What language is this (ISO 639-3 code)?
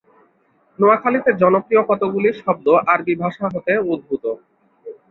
ben